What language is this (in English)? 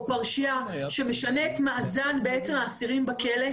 Hebrew